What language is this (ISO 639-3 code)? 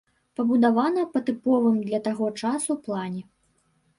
bel